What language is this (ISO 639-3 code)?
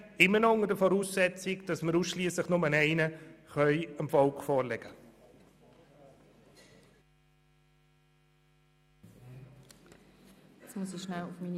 gsw